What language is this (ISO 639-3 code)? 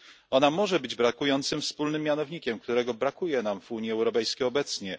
pol